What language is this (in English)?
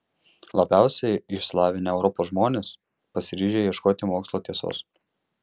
Lithuanian